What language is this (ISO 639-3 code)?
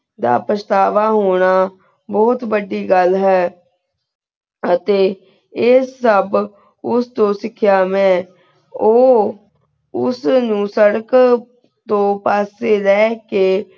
pan